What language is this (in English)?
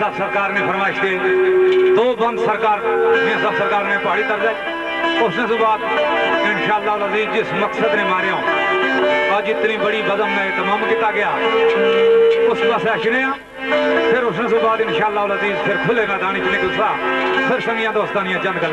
Punjabi